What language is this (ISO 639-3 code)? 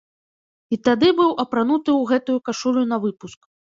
bel